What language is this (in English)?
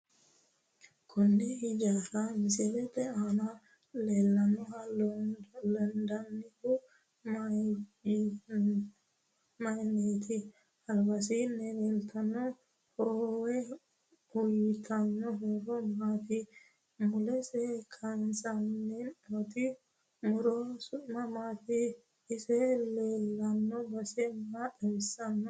Sidamo